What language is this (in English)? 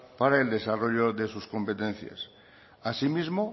Spanish